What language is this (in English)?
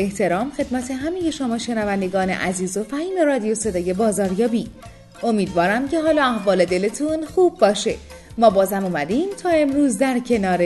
Persian